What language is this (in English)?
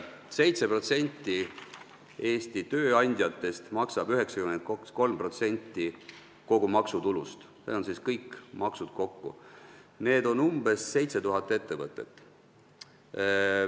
Estonian